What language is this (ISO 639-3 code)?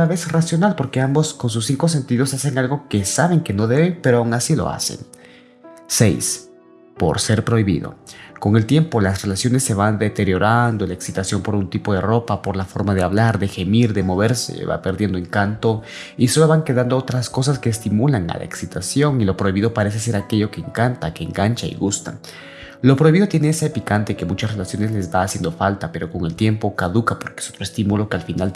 spa